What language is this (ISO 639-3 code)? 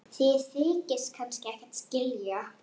isl